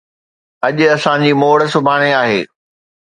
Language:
Sindhi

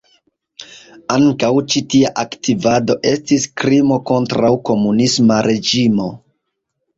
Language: Esperanto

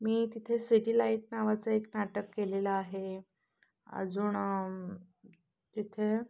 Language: Marathi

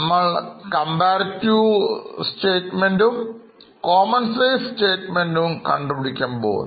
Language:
Malayalam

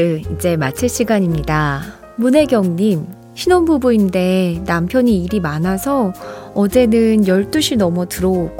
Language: Korean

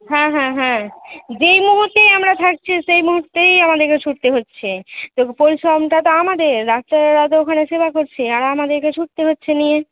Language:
Bangla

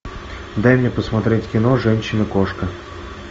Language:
Russian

